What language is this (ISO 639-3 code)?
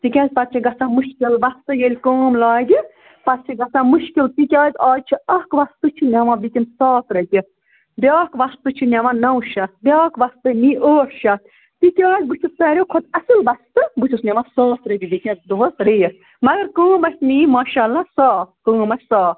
kas